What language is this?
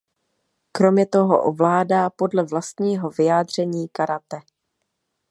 Czech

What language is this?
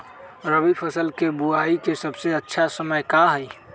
Magahi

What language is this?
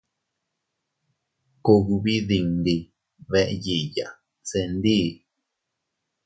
Teutila Cuicatec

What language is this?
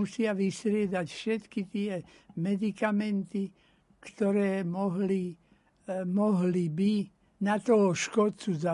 Slovak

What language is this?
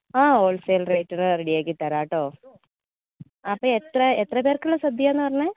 Malayalam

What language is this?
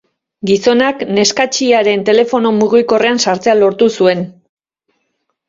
Basque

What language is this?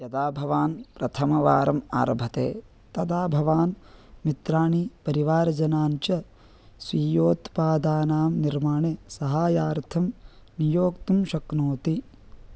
Sanskrit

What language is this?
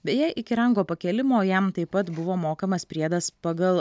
Lithuanian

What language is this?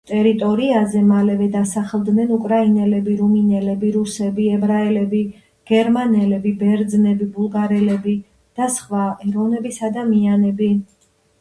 Georgian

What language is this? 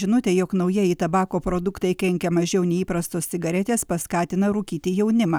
Lithuanian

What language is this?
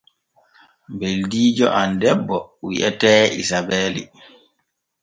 Borgu Fulfulde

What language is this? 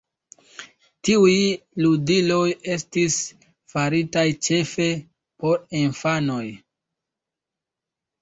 Esperanto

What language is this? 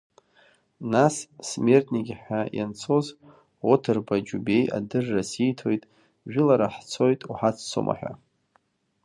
Abkhazian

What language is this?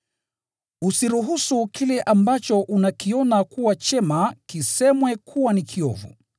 Swahili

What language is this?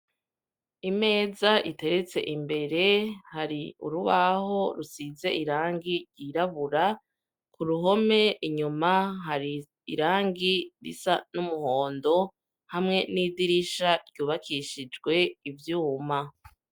Rundi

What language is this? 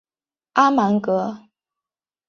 Chinese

